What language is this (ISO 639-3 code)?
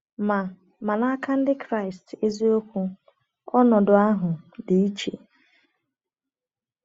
ibo